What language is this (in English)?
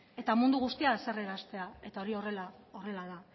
Basque